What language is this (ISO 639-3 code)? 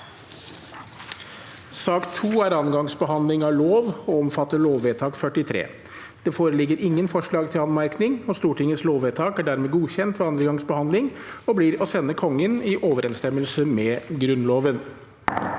nor